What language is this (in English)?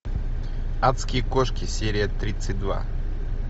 Russian